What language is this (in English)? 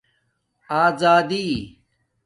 Domaaki